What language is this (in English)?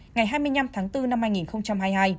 Vietnamese